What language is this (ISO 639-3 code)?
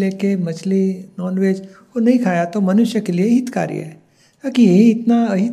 hin